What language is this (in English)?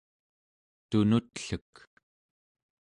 Central Yupik